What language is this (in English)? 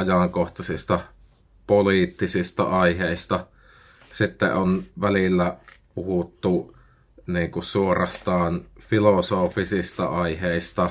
Finnish